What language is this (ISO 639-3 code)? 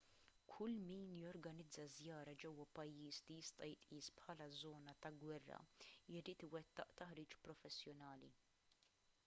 mlt